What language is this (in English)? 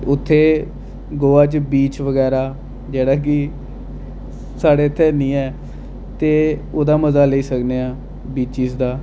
Dogri